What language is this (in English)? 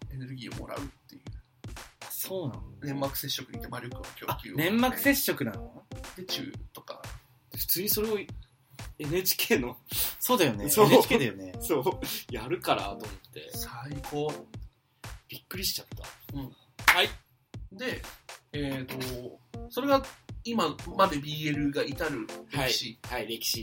Japanese